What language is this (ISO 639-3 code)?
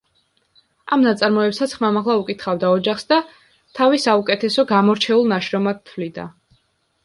kat